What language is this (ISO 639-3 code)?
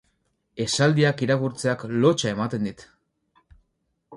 eus